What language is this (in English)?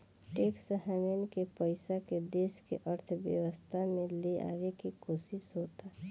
Bhojpuri